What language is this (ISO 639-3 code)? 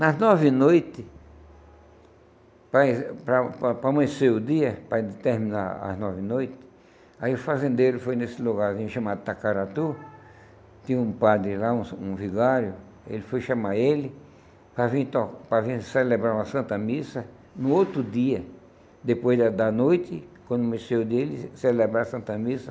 por